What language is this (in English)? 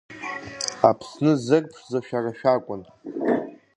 Abkhazian